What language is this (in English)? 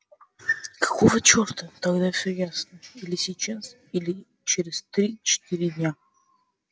Russian